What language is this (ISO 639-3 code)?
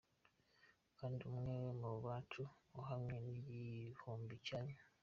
kin